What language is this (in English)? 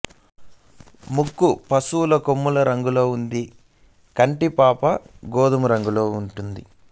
Telugu